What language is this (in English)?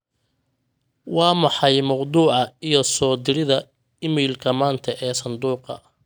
Somali